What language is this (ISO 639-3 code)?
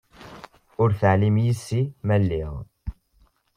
kab